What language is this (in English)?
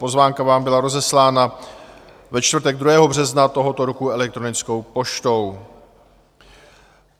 Czech